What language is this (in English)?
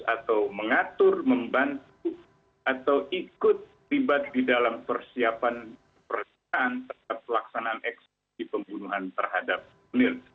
Indonesian